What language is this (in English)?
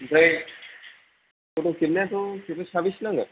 Bodo